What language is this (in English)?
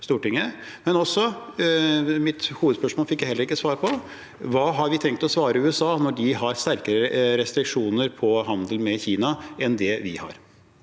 Norwegian